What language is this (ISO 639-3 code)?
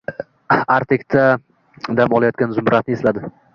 uzb